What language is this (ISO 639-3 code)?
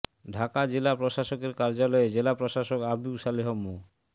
ben